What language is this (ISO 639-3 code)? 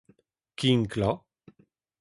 bre